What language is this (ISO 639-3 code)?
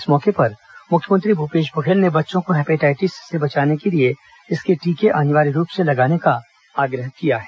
hin